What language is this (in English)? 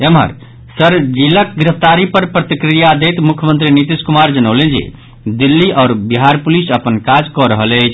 Maithili